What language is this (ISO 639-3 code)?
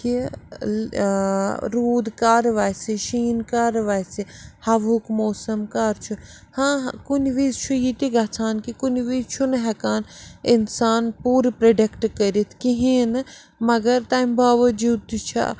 kas